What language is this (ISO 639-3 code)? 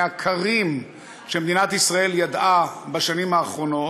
heb